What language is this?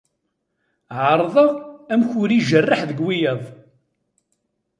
Kabyle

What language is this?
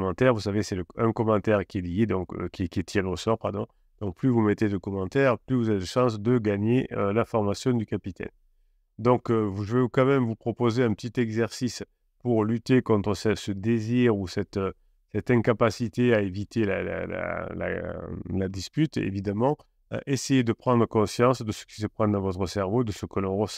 French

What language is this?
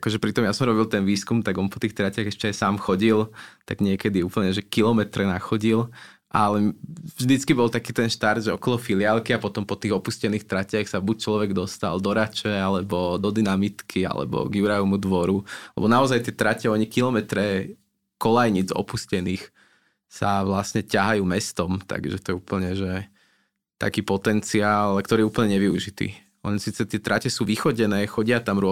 Slovak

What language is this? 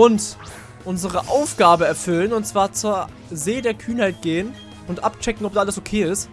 German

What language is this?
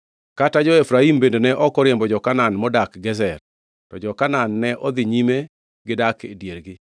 Luo (Kenya and Tanzania)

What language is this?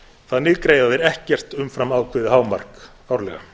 Icelandic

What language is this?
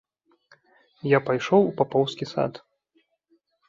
Belarusian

